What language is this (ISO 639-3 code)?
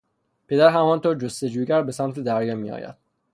fas